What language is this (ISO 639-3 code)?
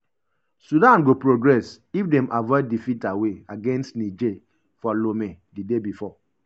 pcm